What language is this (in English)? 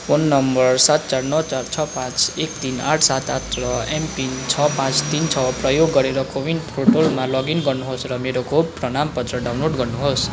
Nepali